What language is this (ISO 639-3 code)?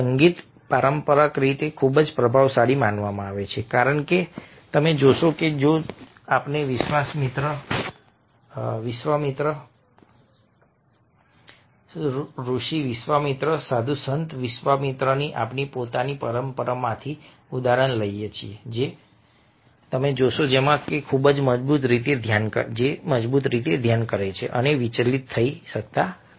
guj